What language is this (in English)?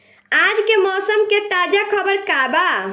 Bhojpuri